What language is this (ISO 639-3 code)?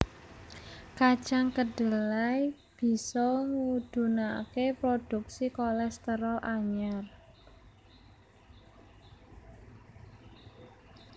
jav